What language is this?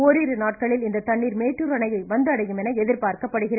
Tamil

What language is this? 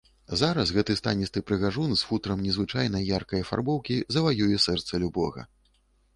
Belarusian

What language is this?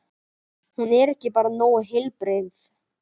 Icelandic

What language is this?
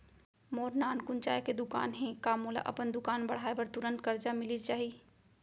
Chhattisgarhi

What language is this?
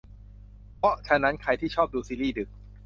Thai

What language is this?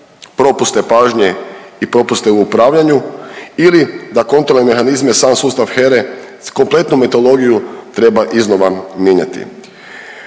Croatian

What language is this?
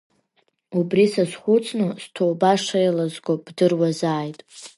Abkhazian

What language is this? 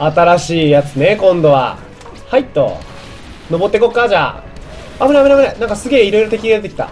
Japanese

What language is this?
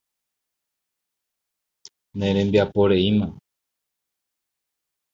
Guarani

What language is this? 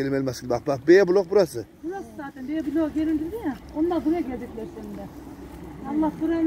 Turkish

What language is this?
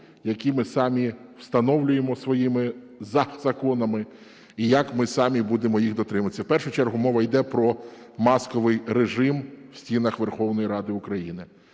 Ukrainian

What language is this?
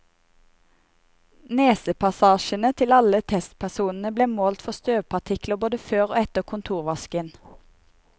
Norwegian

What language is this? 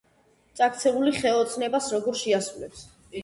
Georgian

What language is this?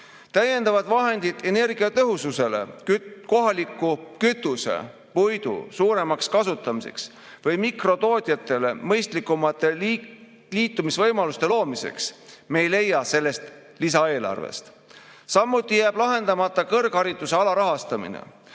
Estonian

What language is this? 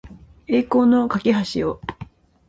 Japanese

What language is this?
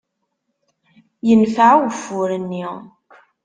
Kabyle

